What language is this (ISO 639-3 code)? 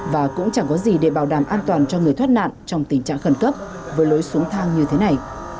vie